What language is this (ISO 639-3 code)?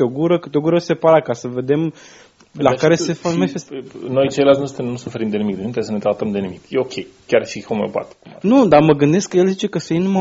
ron